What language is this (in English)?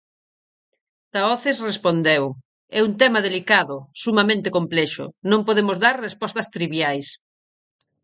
Galician